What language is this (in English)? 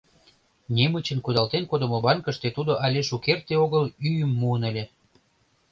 Mari